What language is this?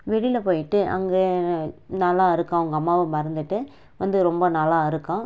Tamil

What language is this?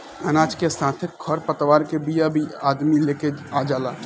Bhojpuri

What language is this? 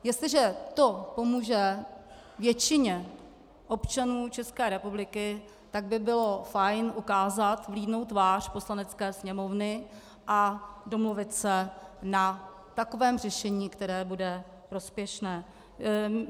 Czech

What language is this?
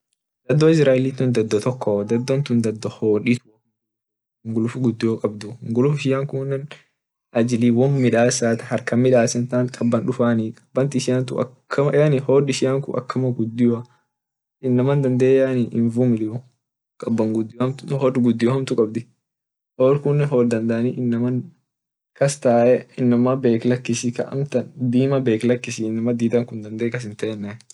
Orma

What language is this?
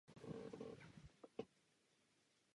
Czech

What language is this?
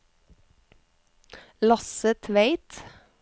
Norwegian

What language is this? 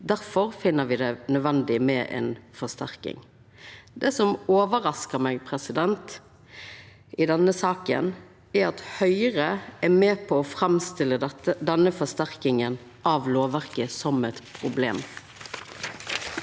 Norwegian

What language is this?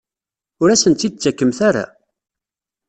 Kabyle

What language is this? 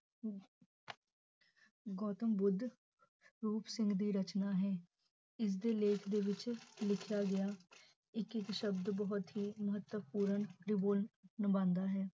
Punjabi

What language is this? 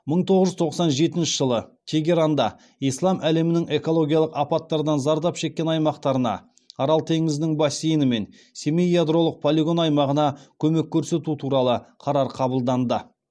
Kazakh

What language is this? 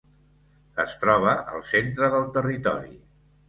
Catalan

